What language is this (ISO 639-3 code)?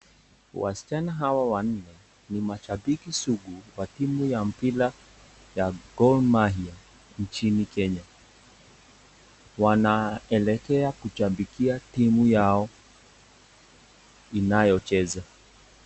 swa